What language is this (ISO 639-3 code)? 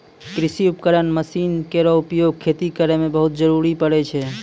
mai